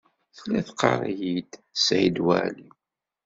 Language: Kabyle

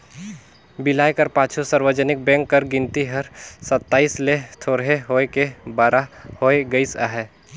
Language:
Chhattisgarhi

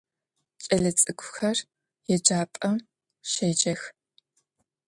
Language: Adyghe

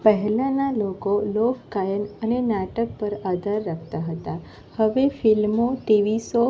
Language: Gujarati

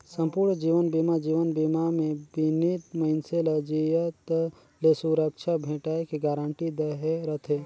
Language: Chhattisgarhi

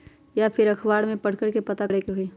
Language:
Magahi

